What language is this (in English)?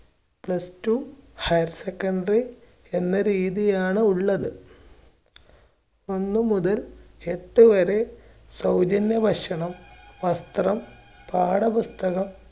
Malayalam